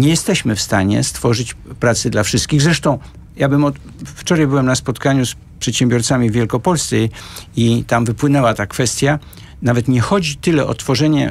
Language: Polish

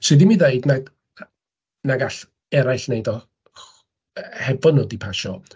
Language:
Welsh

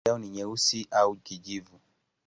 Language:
Swahili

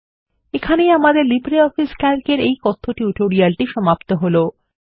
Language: Bangla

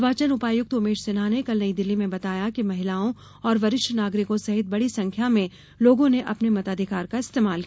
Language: Hindi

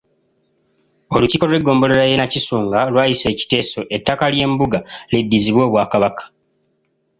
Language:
Ganda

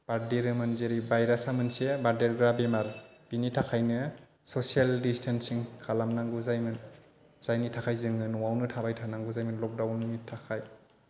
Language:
Bodo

